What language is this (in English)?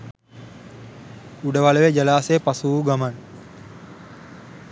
Sinhala